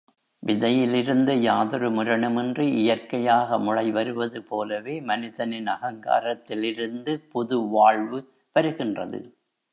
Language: Tamil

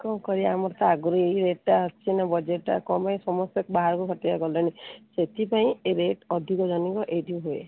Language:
Odia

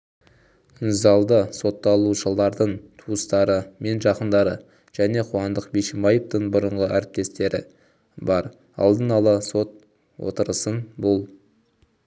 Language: Kazakh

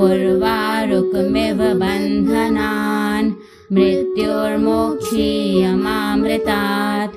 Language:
Hindi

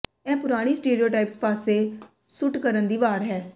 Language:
Punjabi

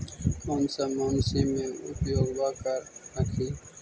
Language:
Magahi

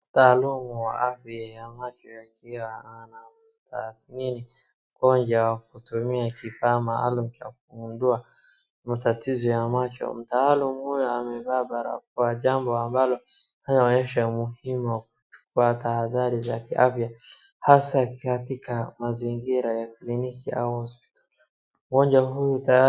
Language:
Swahili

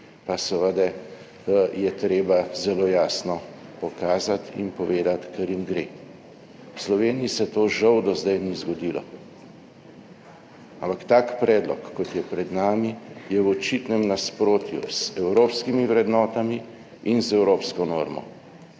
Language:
Slovenian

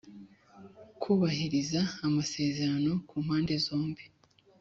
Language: Kinyarwanda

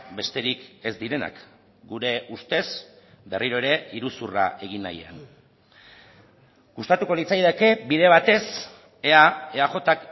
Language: Basque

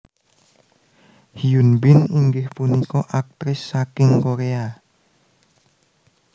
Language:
Javanese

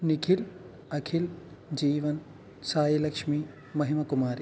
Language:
Telugu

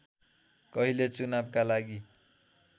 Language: Nepali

